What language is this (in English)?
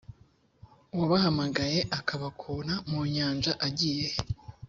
Kinyarwanda